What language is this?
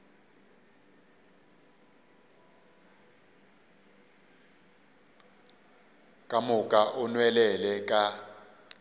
Northern Sotho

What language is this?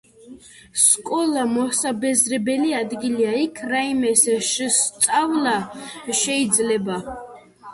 Georgian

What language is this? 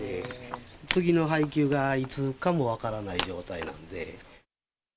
Japanese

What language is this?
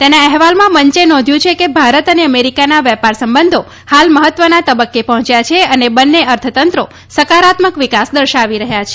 Gujarati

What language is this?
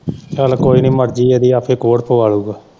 Punjabi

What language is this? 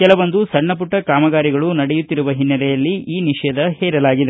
Kannada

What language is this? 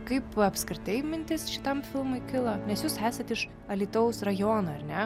Lithuanian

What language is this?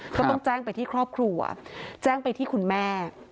Thai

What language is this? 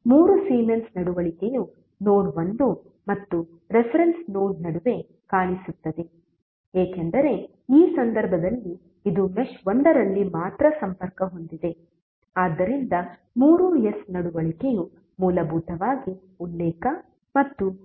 Kannada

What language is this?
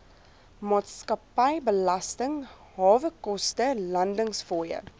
Afrikaans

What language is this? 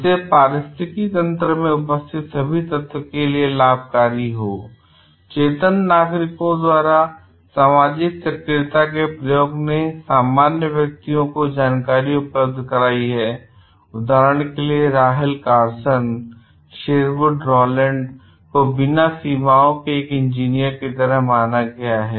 Hindi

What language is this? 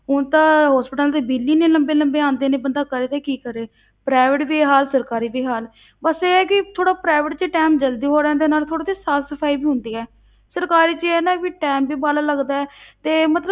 Punjabi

